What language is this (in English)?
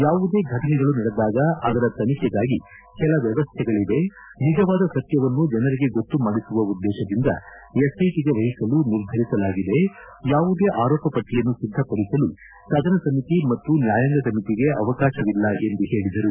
Kannada